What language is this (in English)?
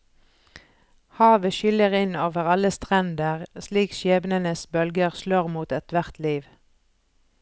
Norwegian